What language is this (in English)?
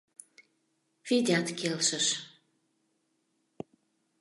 Mari